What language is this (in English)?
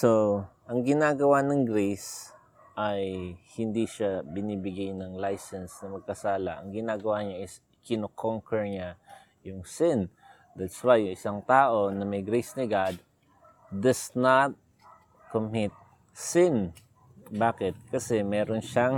Filipino